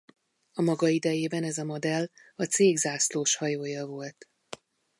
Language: Hungarian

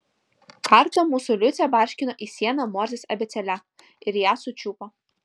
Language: Lithuanian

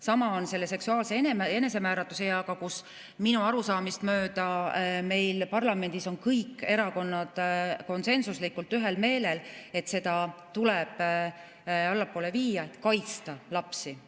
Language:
Estonian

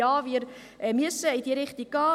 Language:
Swiss German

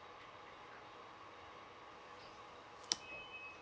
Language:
English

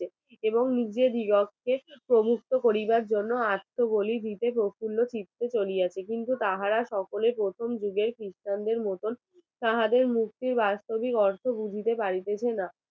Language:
Bangla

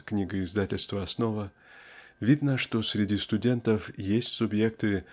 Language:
Russian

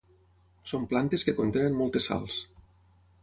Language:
Catalan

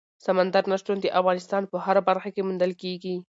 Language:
Pashto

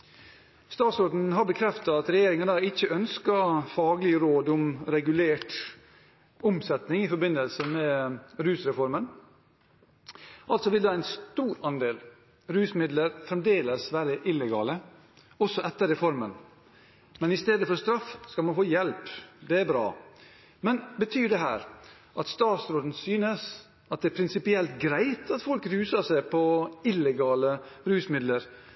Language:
Norwegian Bokmål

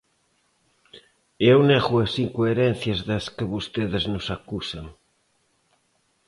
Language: Galician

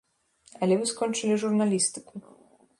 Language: Belarusian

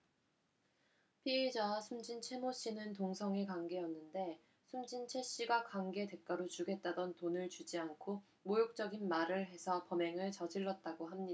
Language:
Korean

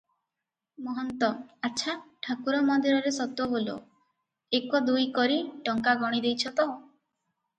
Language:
Odia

